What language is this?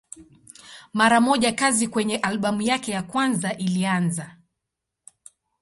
Swahili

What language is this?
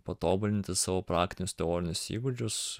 Lithuanian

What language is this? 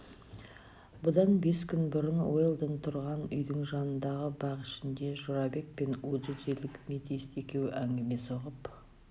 Kazakh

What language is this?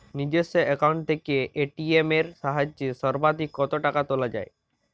Bangla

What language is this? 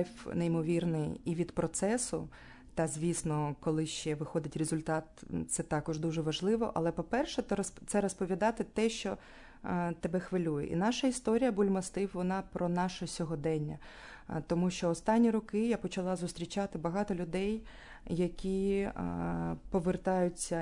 Ukrainian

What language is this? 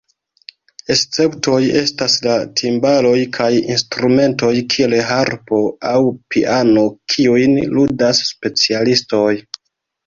Esperanto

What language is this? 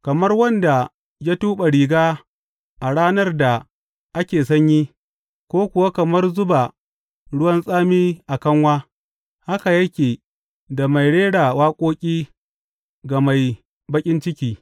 Hausa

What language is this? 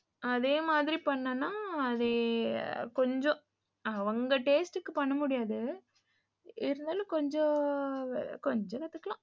Tamil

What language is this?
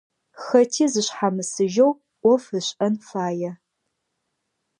Adyghe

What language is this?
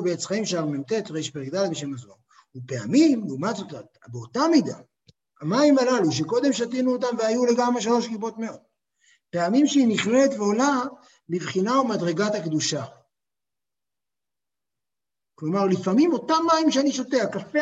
Hebrew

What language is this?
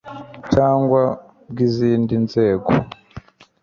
Kinyarwanda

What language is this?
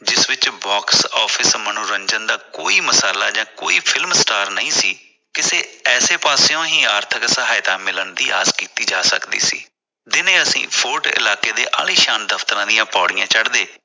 Punjabi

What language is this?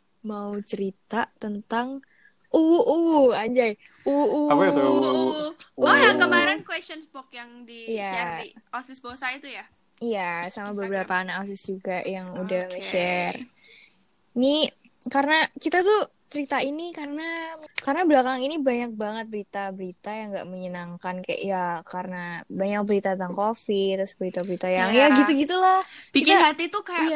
Indonesian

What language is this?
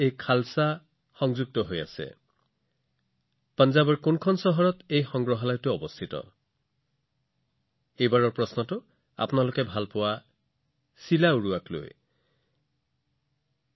Assamese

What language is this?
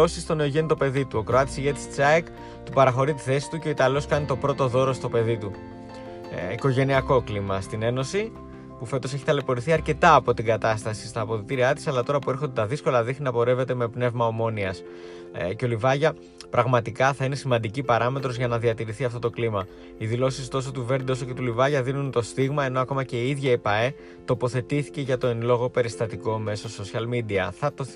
Greek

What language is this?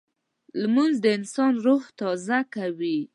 Pashto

